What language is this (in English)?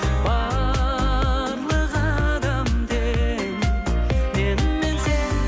Kazakh